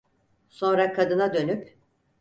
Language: Turkish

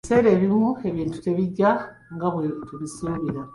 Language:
Ganda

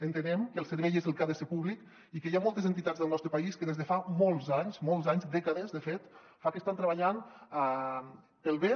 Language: Catalan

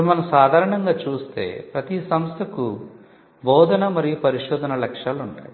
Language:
Telugu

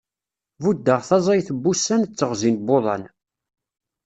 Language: Kabyle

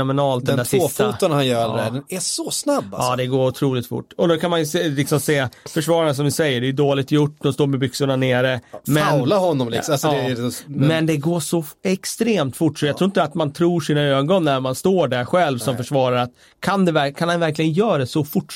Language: Swedish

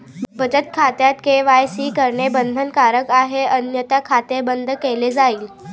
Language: Marathi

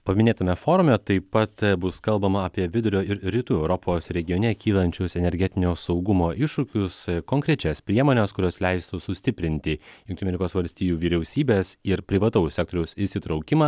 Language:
Lithuanian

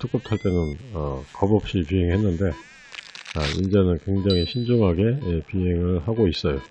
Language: Korean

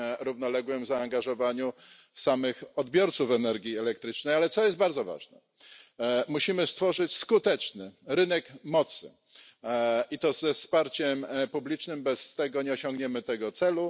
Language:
Polish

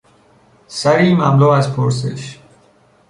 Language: Persian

